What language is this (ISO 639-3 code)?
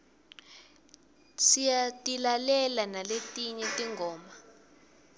ssw